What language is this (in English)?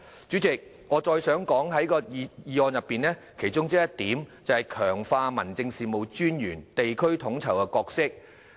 Cantonese